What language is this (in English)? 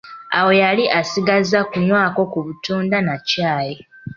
Ganda